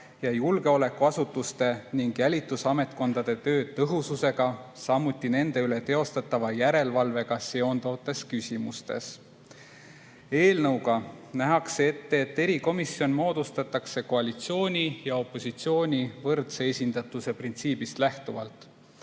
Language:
Estonian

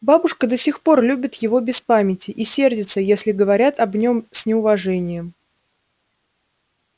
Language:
Russian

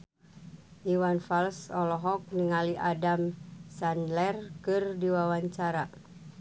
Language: Sundanese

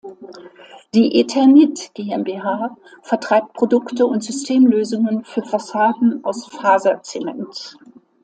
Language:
German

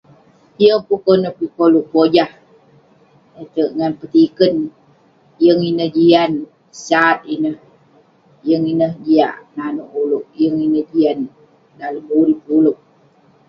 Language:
Western Penan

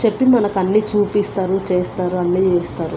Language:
Telugu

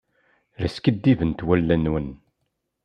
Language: Kabyle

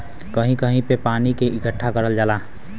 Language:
Bhojpuri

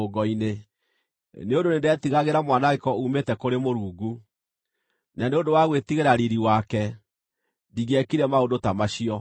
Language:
Kikuyu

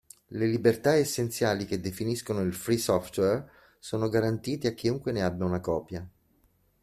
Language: Italian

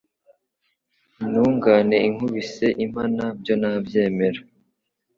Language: Kinyarwanda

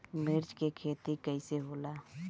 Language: Bhojpuri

